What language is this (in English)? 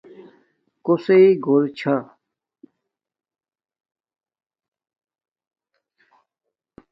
Domaaki